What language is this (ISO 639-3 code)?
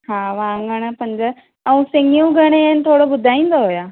snd